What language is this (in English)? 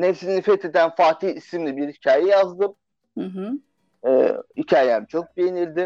Turkish